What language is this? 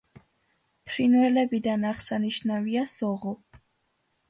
Georgian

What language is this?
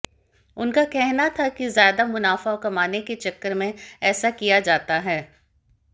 Hindi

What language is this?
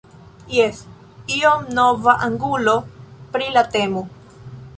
Esperanto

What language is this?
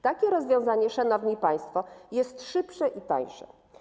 Polish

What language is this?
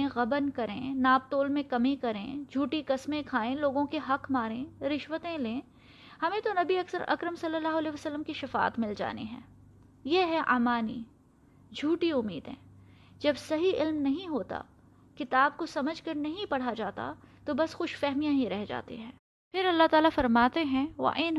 Urdu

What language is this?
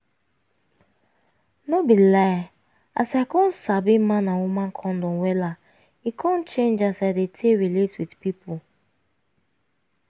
Nigerian Pidgin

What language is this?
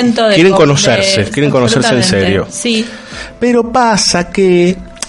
Spanish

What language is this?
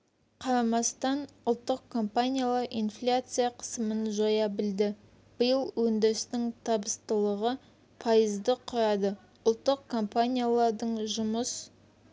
Kazakh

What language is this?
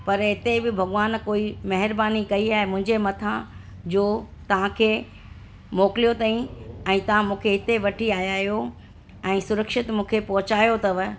Sindhi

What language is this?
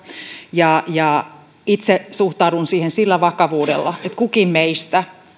Finnish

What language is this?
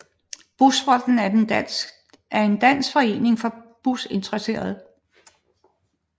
Danish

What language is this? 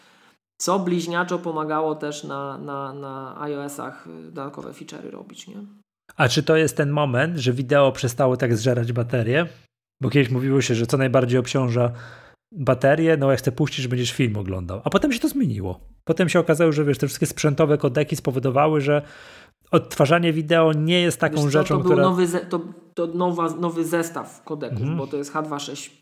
Polish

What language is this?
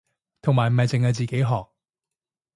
Cantonese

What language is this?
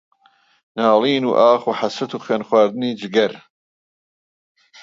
Central Kurdish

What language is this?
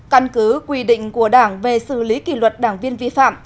Vietnamese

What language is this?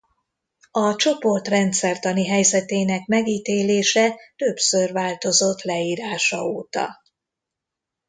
Hungarian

